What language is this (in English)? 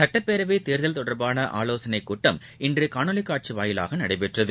Tamil